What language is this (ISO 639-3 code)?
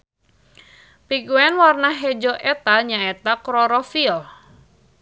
sun